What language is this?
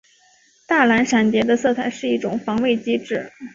Chinese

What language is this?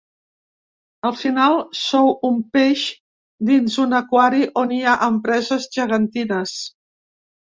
Catalan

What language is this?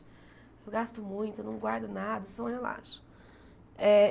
Portuguese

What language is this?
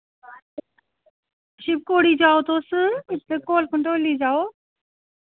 Dogri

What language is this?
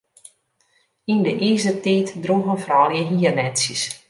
Western Frisian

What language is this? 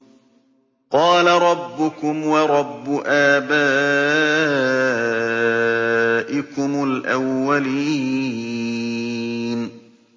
Arabic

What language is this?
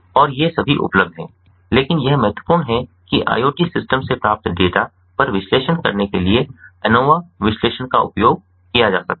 Hindi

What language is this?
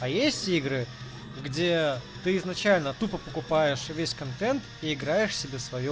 Russian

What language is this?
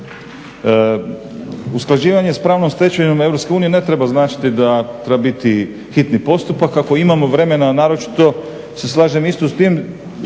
Croatian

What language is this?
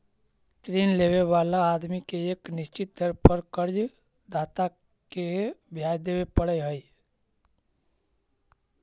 Magahi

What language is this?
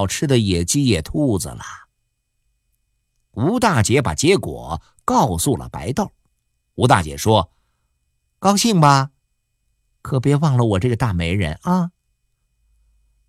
Chinese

